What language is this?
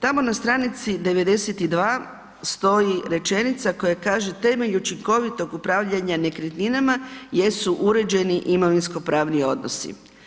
Croatian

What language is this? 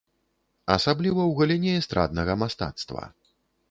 Belarusian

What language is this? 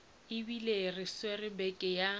Northern Sotho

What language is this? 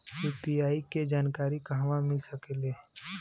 Bhojpuri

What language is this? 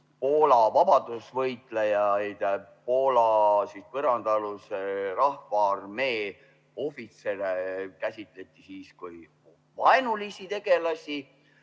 Estonian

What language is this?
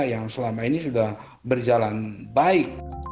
Indonesian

